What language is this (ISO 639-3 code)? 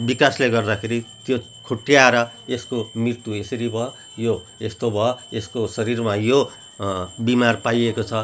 nep